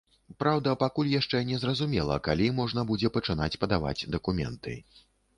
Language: Belarusian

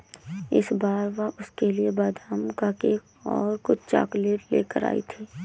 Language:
Hindi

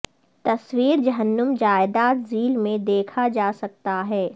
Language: Urdu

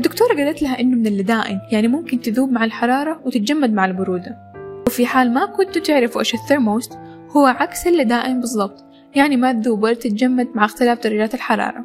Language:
Arabic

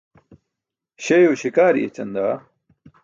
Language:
Burushaski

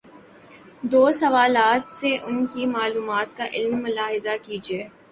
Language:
Urdu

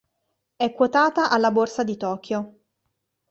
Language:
Italian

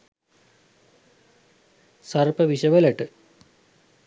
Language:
Sinhala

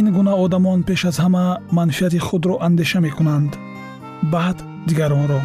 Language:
Persian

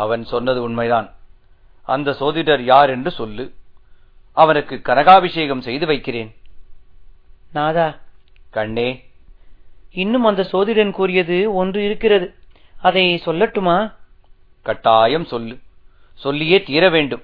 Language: Tamil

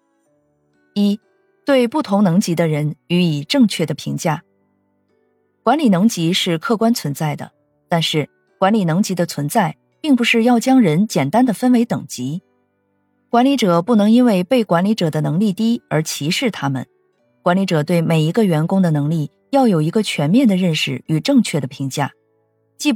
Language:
Chinese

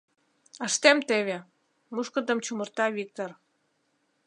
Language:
Mari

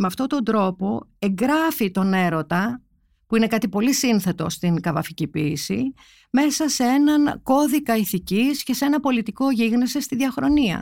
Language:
Greek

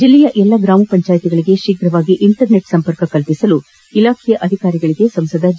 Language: Kannada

